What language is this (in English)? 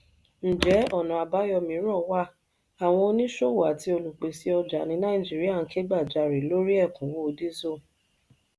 Yoruba